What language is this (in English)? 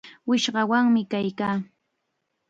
Chiquián Ancash Quechua